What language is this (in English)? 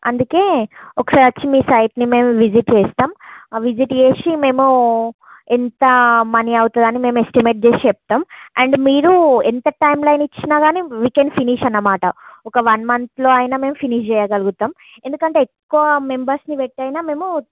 Telugu